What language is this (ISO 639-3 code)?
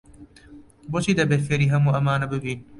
ckb